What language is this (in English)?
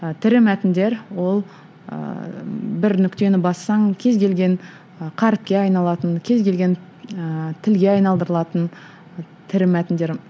Kazakh